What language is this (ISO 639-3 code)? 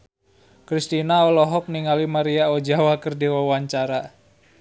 sun